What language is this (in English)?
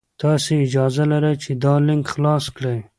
Pashto